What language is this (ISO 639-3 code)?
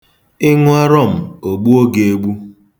ibo